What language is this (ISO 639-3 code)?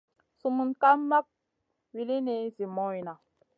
mcn